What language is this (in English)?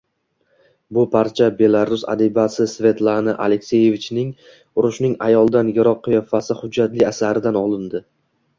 Uzbek